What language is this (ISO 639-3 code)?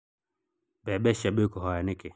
kik